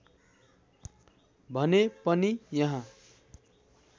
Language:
Nepali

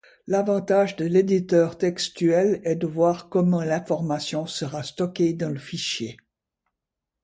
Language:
French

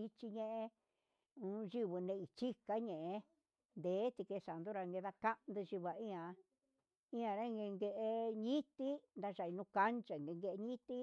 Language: Huitepec Mixtec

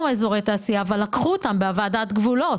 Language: Hebrew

